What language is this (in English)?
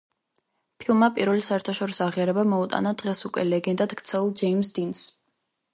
Georgian